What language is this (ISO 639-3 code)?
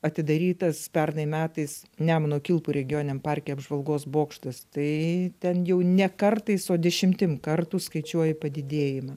lit